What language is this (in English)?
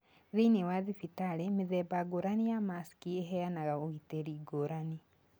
Kikuyu